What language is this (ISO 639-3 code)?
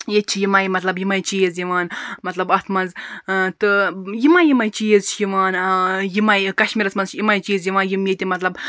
kas